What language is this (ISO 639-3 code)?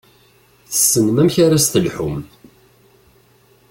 kab